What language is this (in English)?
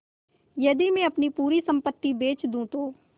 Hindi